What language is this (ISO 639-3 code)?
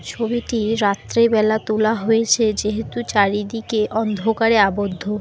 ben